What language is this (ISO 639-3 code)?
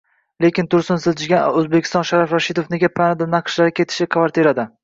uzb